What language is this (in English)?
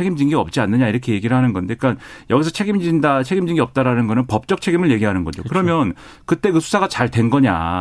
Korean